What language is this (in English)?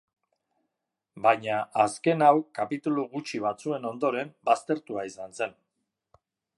Basque